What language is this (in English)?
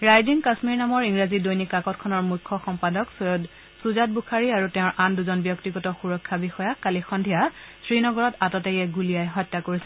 Assamese